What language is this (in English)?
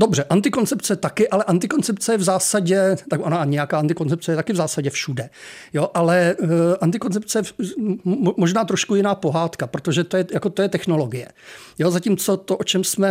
Czech